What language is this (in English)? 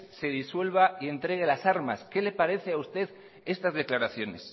Spanish